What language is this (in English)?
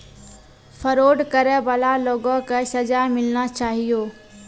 Maithili